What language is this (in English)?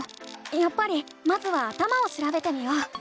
Japanese